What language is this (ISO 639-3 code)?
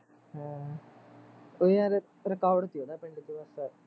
pan